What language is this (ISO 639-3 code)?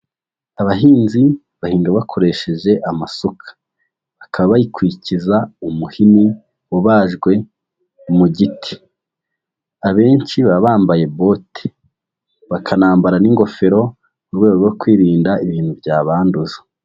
kin